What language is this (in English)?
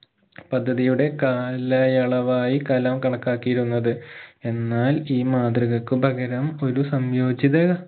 Malayalam